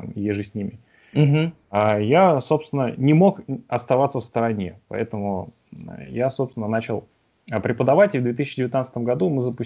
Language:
Russian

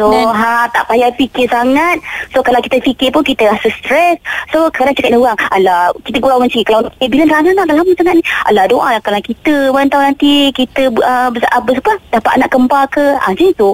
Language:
Malay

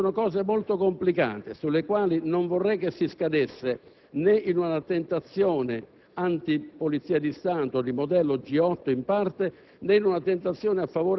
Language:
Italian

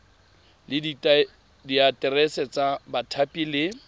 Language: Tswana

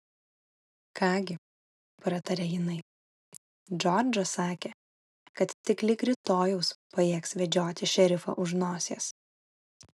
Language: Lithuanian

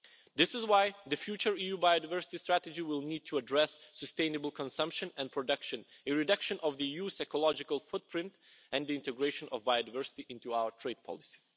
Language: English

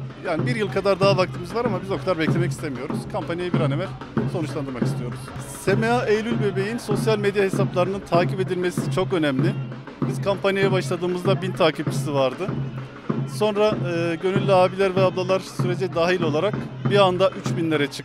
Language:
Turkish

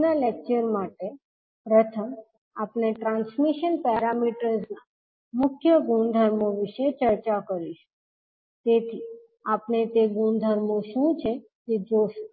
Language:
Gujarati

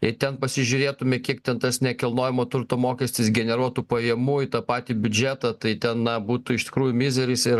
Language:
Lithuanian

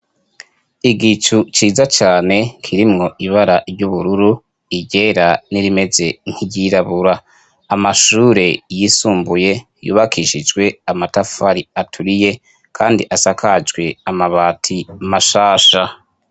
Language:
Rundi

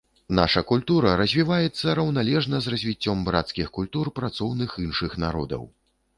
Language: Belarusian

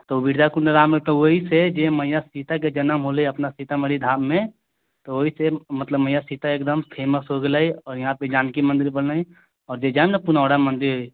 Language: Maithili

